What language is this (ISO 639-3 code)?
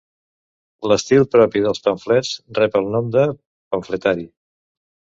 cat